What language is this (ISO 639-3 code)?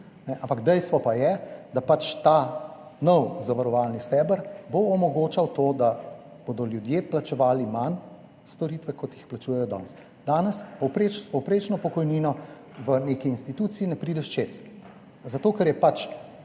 slv